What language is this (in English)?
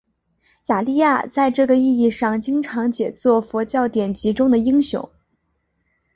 Chinese